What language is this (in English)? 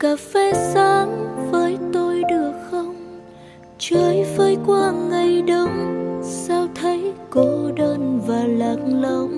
Vietnamese